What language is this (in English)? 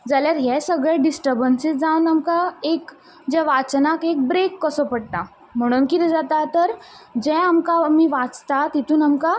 Konkani